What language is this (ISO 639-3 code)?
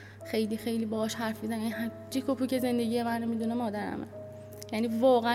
fas